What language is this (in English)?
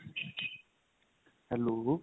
Punjabi